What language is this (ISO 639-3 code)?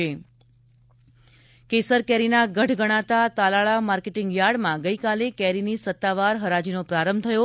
guj